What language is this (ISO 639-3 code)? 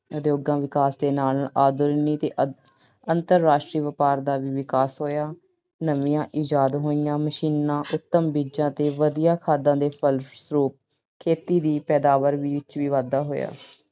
pan